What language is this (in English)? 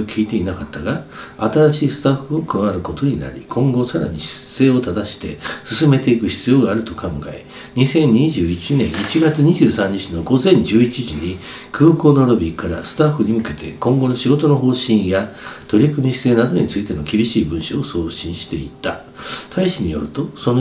Japanese